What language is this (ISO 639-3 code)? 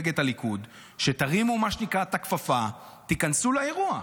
heb